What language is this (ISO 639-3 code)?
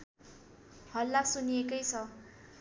nep